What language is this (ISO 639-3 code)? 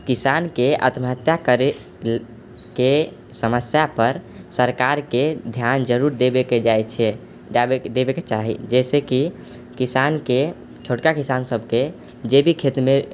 mai